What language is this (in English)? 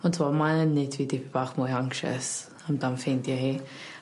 Welsh